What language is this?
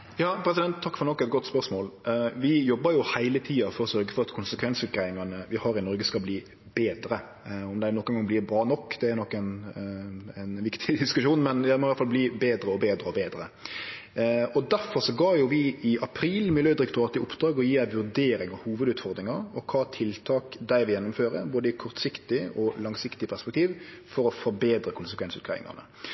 Norwegian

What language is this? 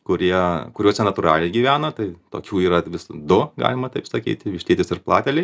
Lithuanian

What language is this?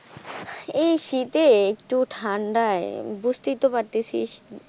Bangla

